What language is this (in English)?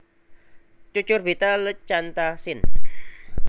Javanese